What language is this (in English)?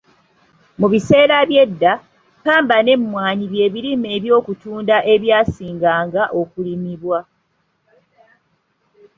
Ganda